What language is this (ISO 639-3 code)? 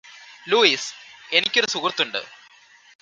mal